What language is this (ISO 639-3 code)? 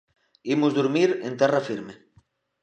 glg